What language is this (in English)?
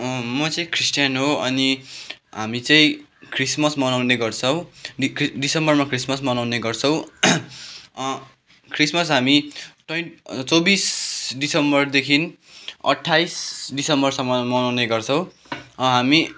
Nepali